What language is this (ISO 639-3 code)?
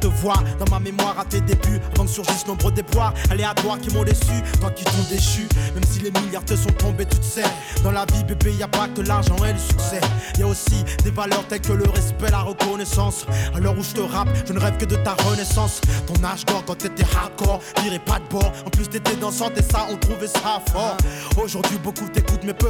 fra